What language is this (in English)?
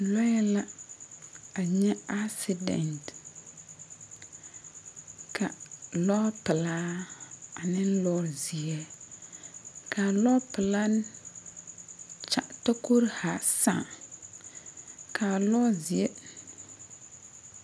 Southern Dagaare